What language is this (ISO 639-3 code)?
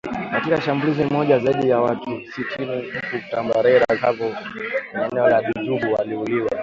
swa